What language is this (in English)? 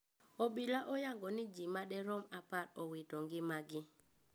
Luo (Kenya and Tanzania)